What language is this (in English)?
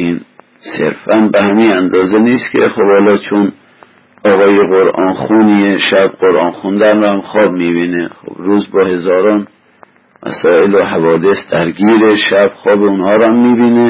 Persian